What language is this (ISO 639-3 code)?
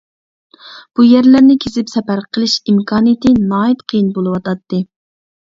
uig